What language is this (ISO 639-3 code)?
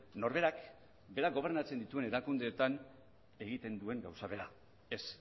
eus